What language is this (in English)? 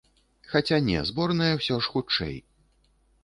Belarusian